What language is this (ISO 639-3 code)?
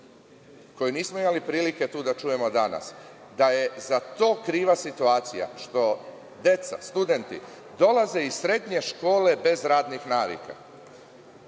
srp